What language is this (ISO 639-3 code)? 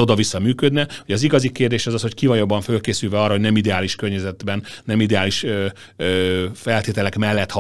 hun